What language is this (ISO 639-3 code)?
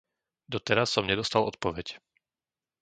slk